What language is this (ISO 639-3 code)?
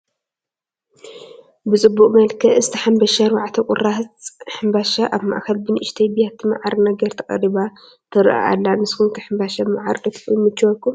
tir